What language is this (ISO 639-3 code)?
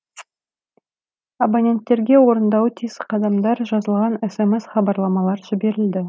kaz